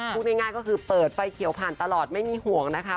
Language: Thai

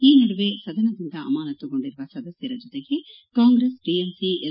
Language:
Kannada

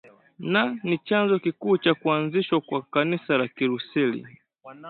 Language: Swahili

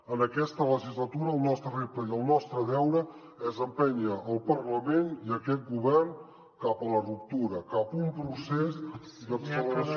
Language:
Catalan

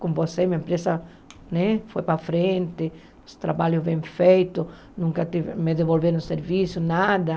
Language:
Portuguese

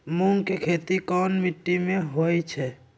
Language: Magahi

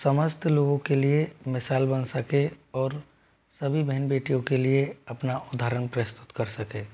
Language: Hindi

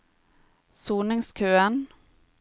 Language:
Norwegian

